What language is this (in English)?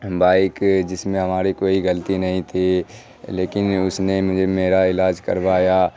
Urdu